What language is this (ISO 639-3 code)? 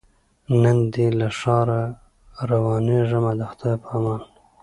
pus